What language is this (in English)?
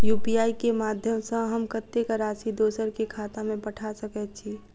Maithili